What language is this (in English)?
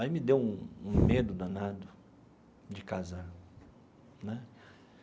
Portuguese